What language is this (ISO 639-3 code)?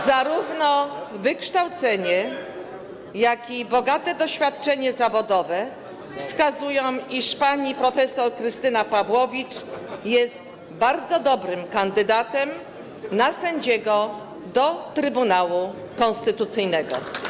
pol